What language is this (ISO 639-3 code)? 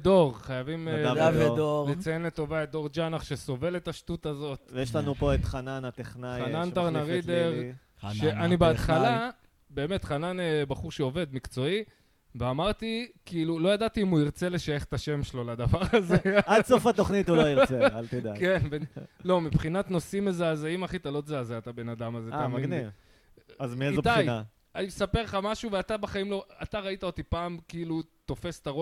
heb